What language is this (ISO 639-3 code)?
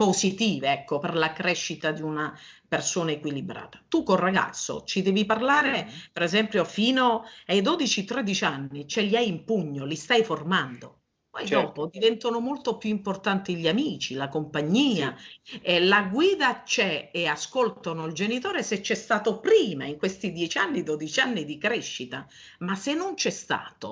ita